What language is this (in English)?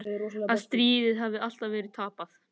Icelandic